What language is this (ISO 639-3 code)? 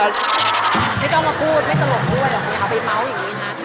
tha